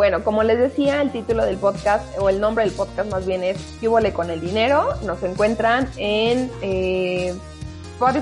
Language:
Spanish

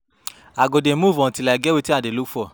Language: Nigerian Pidgin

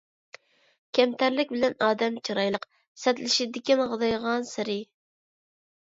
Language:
Uyghur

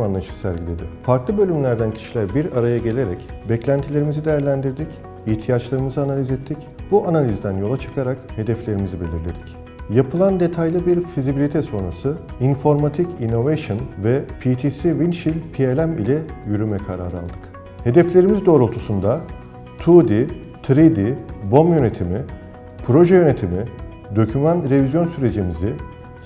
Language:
Turkish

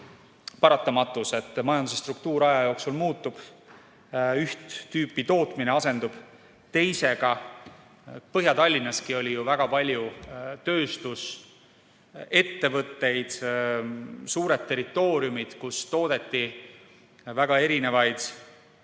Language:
Estonian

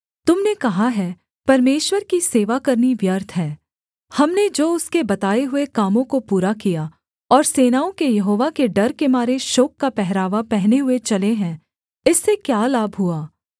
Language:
Hindi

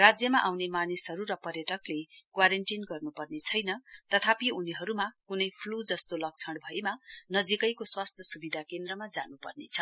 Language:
Nepali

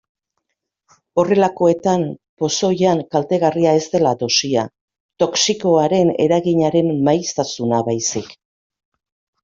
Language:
Basque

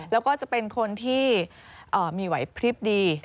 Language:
Thai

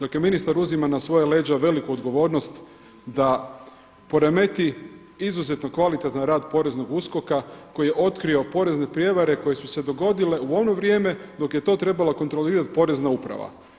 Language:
Croatian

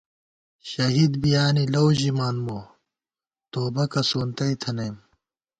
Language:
Gawar-Bati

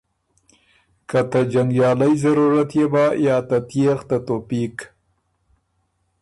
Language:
Ormuri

